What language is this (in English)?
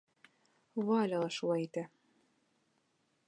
Bashkir